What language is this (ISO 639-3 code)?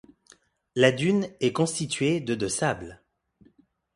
fra